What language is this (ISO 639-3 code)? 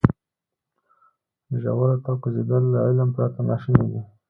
pus